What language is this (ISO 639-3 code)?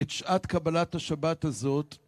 heb